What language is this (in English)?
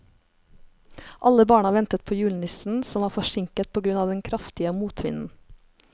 Norwegian